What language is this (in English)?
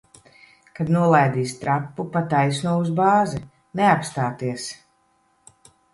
Latvian